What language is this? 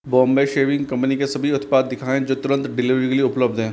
Hindi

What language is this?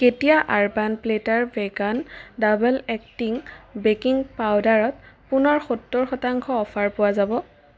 Assamese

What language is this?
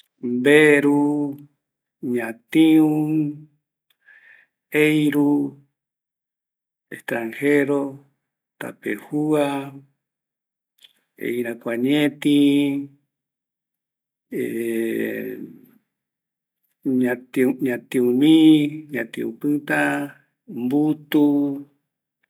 Eastern Bolivian Guaraní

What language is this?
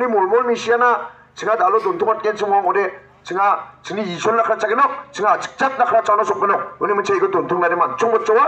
Korean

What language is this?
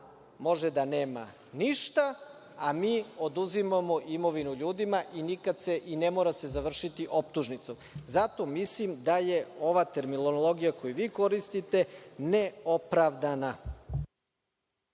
Serbian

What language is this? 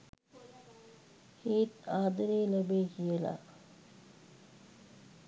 Sinhala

